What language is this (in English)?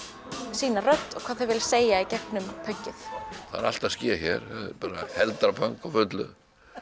Icelandic